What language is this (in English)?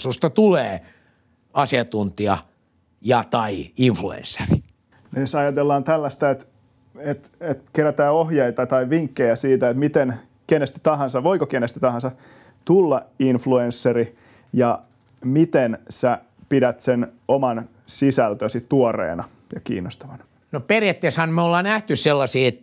Finnish